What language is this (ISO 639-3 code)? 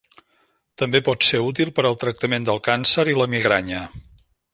cat